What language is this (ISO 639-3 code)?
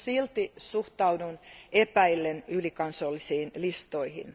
fin